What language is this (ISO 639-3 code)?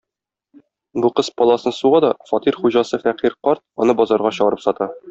tat